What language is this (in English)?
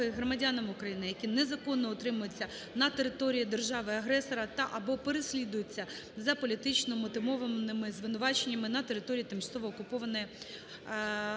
Ukrainian